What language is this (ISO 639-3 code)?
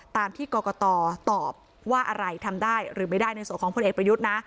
tha